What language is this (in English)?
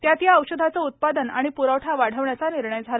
Marathi